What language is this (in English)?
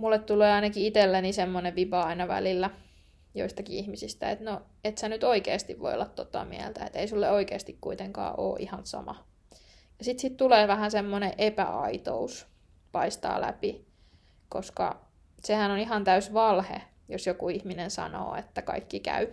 Finnish